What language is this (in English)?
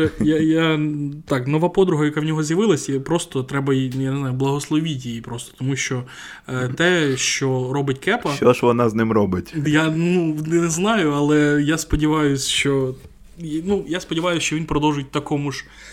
Ukrainian